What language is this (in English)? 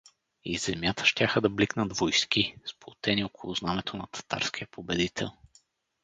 Bulgarian